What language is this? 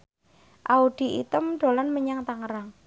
Javanese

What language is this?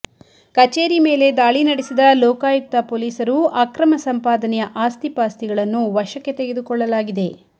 Kannada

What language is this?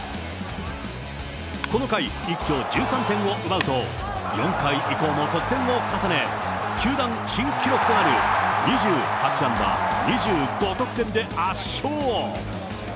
Japanese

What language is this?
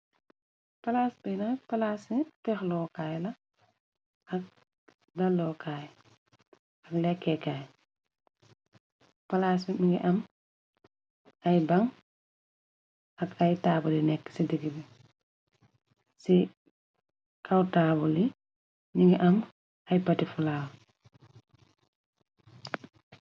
Wolof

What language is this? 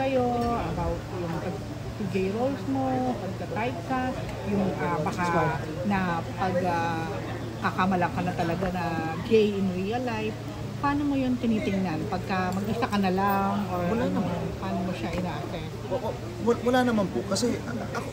Filipino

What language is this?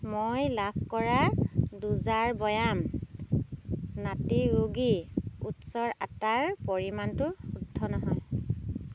Assamese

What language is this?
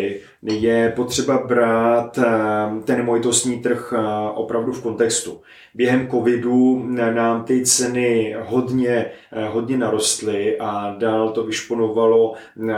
Czech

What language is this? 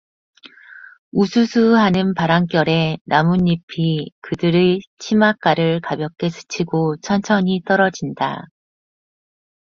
Korean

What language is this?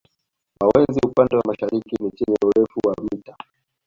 Swahili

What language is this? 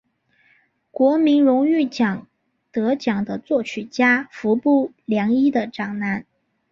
Chinese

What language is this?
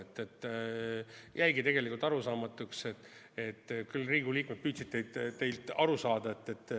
Estonian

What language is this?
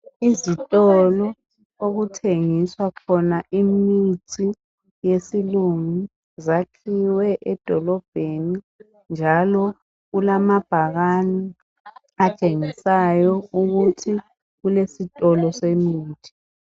North Ndebele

